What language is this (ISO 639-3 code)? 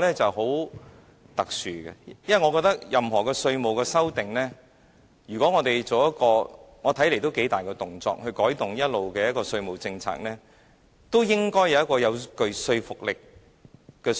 yue